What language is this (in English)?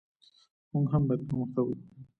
Pashto